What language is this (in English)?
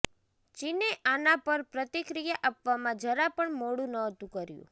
Gujarati